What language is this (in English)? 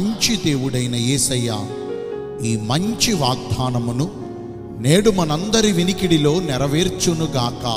Telugu